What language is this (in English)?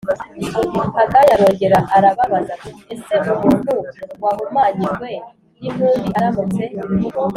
Kinyarwanda